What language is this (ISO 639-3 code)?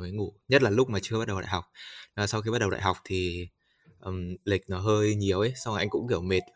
vie